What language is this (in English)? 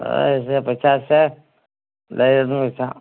Manipuri